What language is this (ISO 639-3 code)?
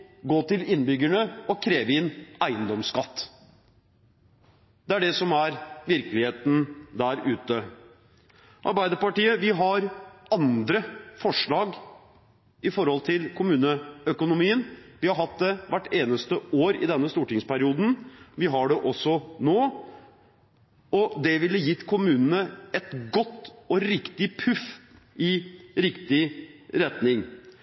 nob